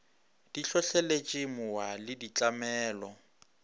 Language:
Northern Sotho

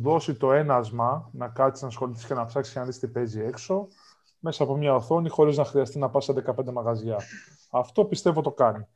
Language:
Greek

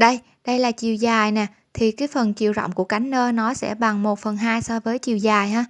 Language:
Vietnamese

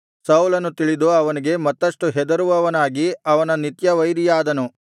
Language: Kannada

